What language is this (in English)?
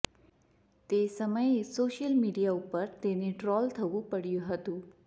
Gujarati